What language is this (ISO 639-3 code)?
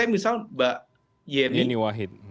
ind